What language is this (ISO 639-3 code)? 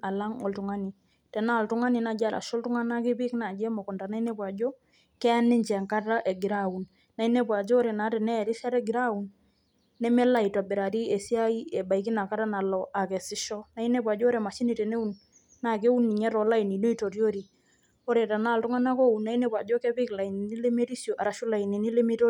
mas